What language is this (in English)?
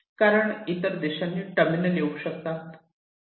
Marathi